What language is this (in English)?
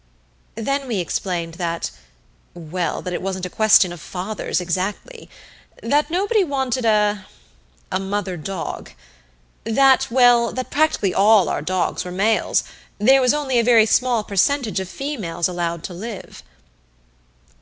English